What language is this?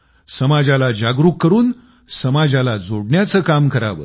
Marathi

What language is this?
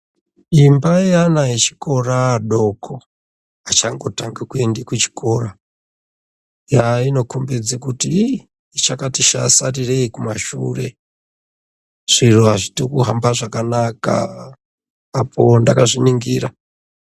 Ndau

